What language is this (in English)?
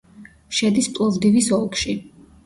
Georgian